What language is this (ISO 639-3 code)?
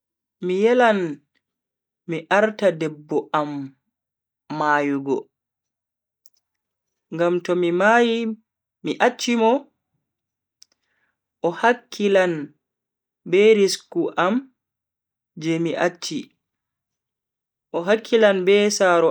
fui